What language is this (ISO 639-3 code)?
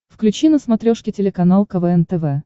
rus